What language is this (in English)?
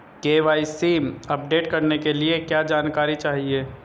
Hindi